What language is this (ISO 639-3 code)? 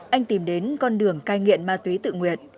vie